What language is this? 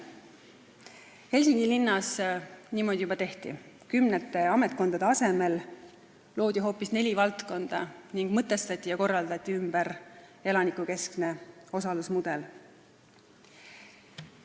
Estonian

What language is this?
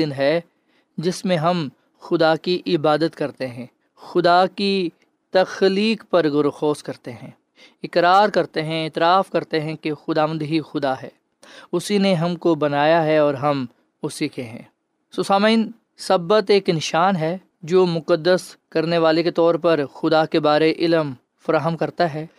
Urdu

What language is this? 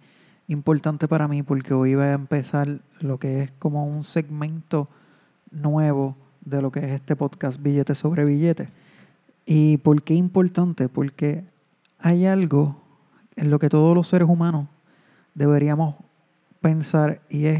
Spanish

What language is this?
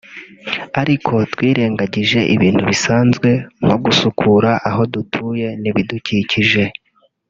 Kinyarwanda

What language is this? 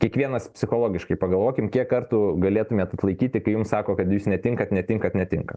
Lithuanian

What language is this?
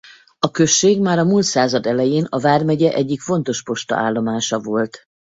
Hungarian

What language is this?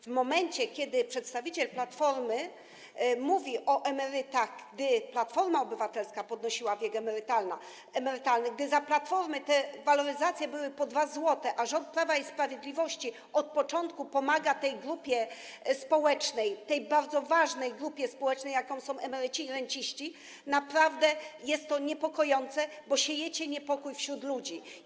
Polish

